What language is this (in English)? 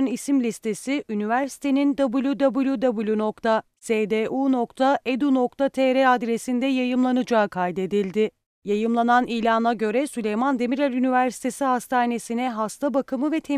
Turkish